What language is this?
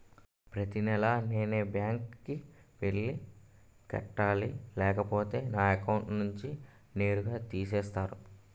Telugu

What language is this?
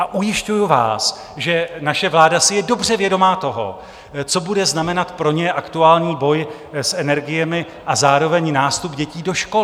Czech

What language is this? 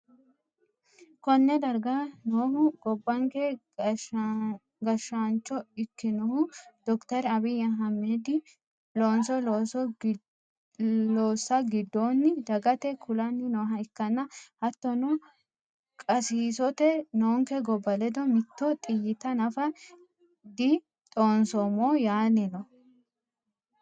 Sidamo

